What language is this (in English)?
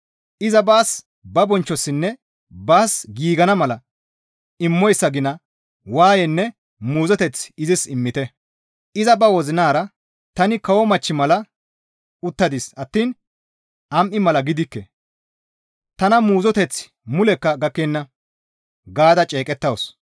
Gamo